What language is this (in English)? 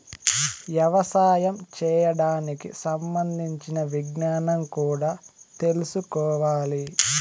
Telugu